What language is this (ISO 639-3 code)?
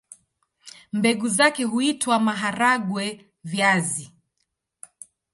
swa